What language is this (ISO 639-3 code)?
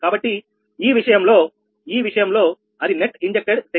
tel